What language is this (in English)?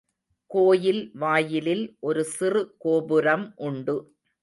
Tamil